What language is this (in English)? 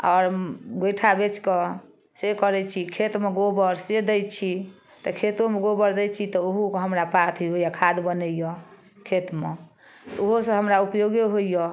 Maithili